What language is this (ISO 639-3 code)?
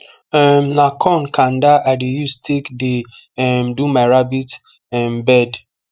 pcm